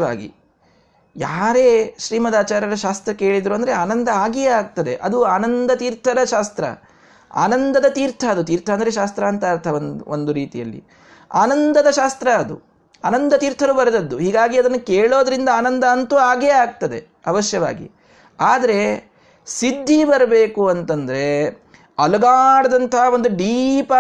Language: Kannada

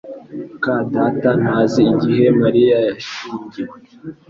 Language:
Kinyarwanda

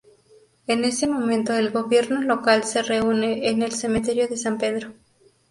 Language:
Spanish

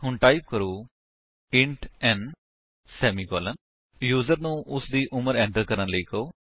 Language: Punjabi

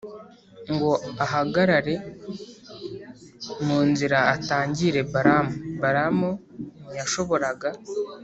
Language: Kinyarwanda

